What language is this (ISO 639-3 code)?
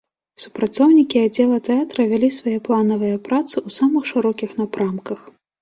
bel